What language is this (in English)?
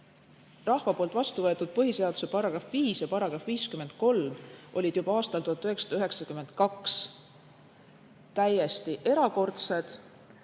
Estonian